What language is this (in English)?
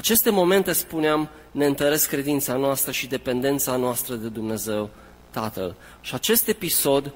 Romanian